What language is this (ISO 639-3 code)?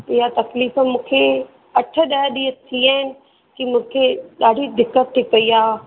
snd